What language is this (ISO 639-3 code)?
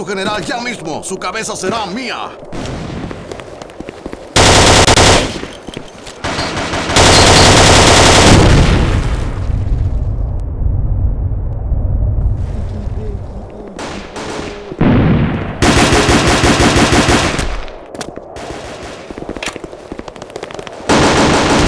spa